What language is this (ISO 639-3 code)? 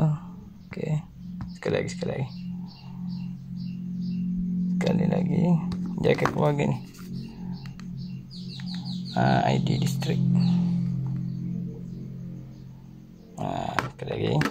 msa